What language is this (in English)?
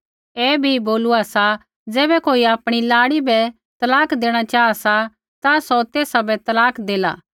Kullu Pahari